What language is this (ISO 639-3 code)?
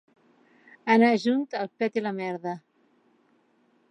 cat